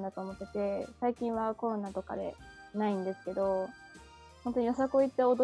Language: Japanese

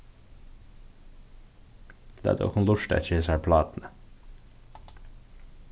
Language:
Faroese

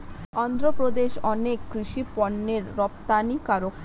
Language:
Bangla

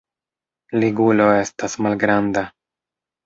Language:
Esperanto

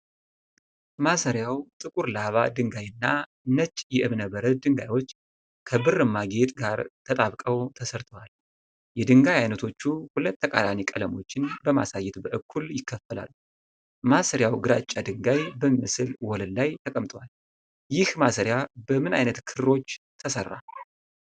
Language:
Amharic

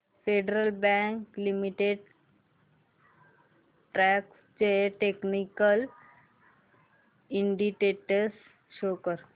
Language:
Marathi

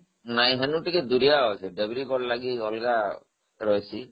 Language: Odia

